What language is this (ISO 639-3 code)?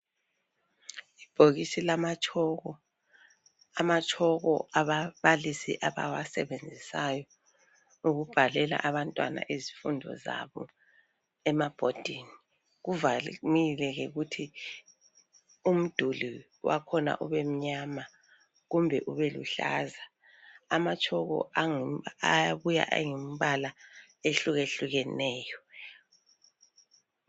nde